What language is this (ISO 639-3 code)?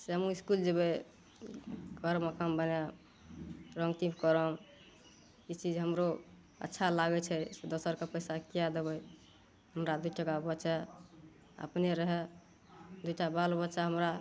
mai